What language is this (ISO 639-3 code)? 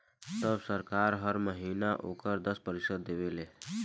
bho